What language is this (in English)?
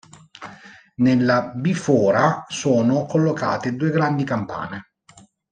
Italian